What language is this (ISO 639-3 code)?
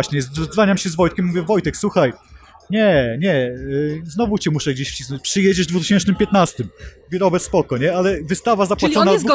pol